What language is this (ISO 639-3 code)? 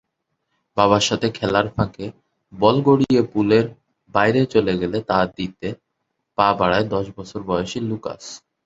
ben